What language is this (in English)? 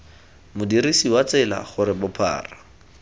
Tswana